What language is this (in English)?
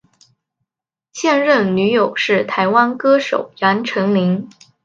Chinese